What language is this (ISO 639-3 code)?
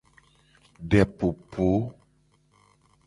gej